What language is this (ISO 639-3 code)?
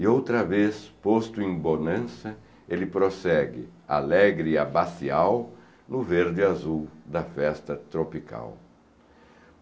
por